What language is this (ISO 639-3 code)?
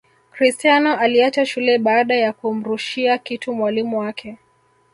swa